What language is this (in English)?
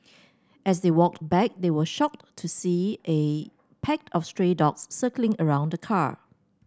English